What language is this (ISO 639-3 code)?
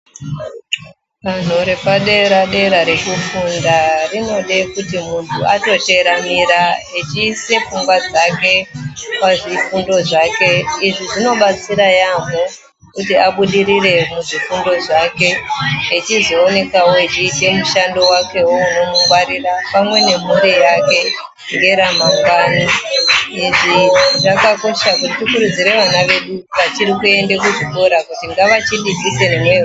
ndc